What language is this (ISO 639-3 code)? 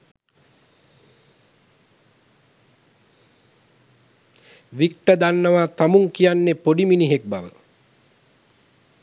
sin